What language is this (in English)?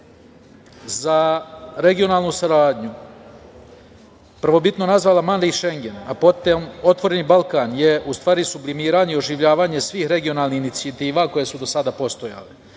Serbian